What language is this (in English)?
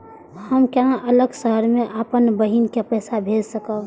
Maithili